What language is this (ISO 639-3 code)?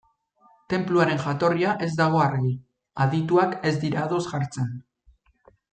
eus